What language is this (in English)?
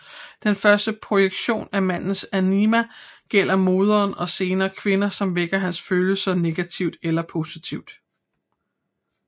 Danish